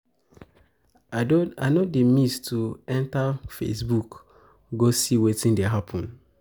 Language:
Nigerian Pidgin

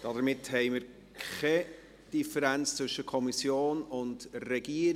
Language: Swiss German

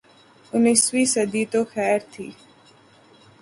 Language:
Urdu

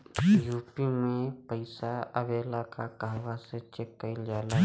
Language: Bhojpuri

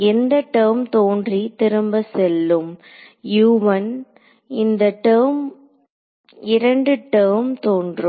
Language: Tamil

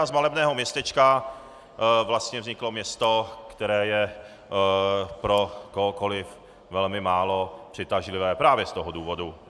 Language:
Czech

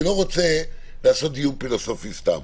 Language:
Hebrew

